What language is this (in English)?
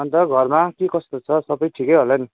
Nepali